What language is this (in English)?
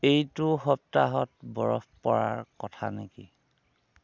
Assamese